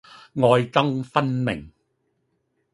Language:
Cantonese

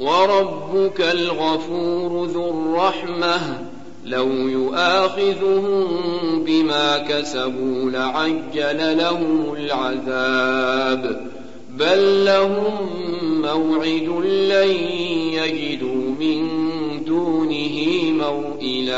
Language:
Arabic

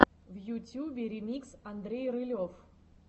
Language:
Russian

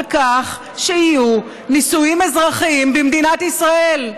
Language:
Hebrew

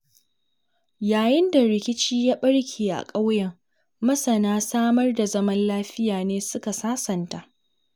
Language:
Hausa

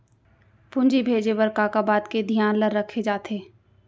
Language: Chhattisgarhi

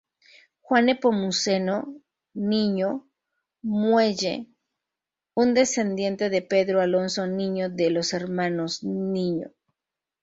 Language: Spanish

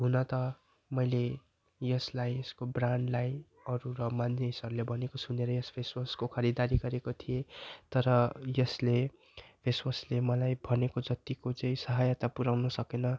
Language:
Nepali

